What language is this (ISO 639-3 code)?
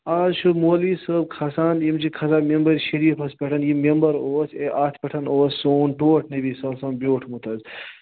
kas